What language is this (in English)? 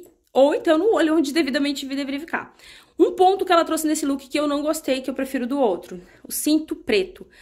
Portuguese